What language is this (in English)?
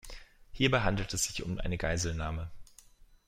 German